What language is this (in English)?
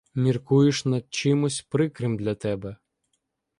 Ukrainian